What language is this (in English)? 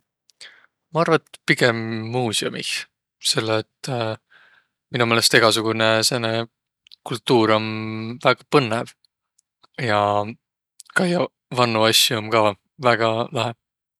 Võro